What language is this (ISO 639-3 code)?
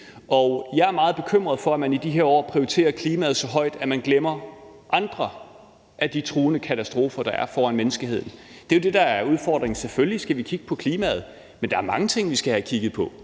dan